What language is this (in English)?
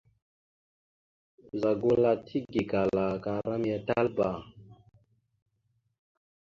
Mada (Cameroon)